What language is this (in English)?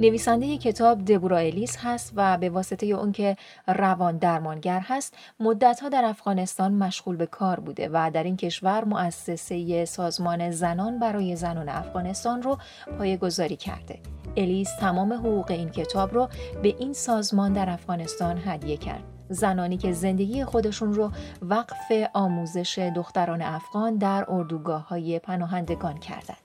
Persian